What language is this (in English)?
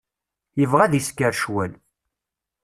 Kabyle